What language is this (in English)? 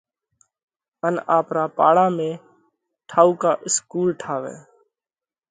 Parkari Koli